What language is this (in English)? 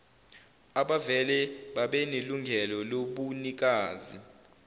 Zulu